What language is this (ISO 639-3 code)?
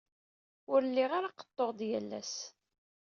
kab